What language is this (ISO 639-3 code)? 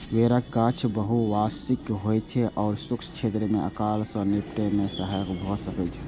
mai